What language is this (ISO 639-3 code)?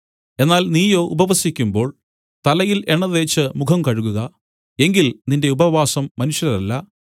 mal